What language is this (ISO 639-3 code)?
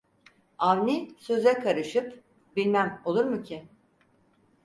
tur